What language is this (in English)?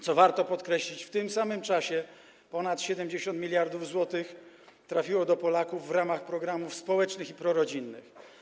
Polish